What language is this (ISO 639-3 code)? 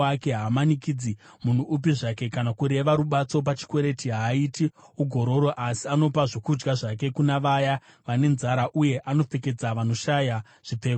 sna